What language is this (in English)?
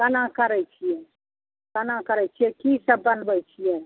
Maithili